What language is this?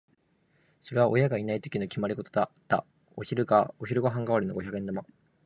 Japanese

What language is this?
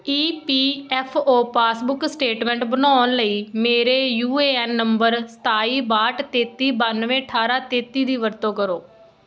Punjabi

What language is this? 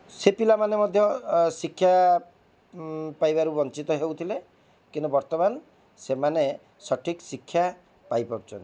Odia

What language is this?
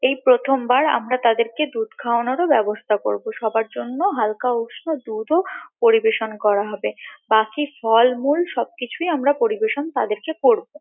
Bangla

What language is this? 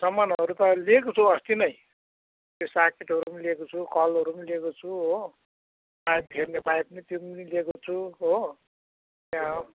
Nepali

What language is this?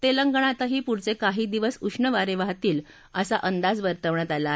Marathi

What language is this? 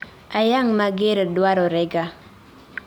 Luo (Kenya and Tanzania)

